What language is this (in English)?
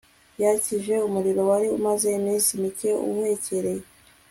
Kinyarwanda